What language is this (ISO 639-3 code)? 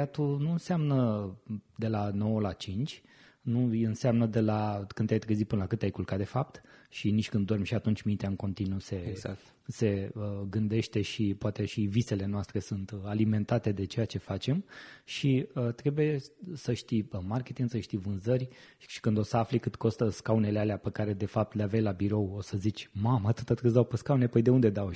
ron